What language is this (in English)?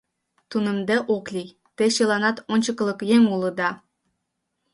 Mari